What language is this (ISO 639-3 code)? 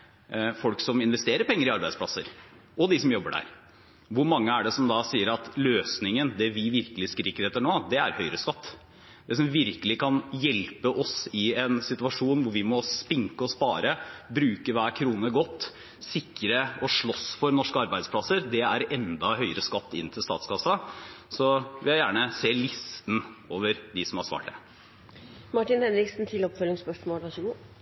nob